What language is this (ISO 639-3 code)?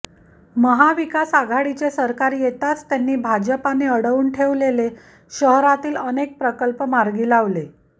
mar